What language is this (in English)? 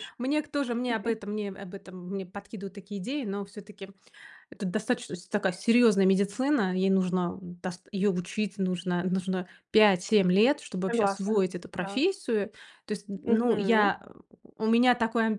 Russian